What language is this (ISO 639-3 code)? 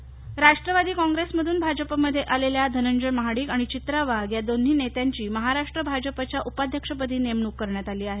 mar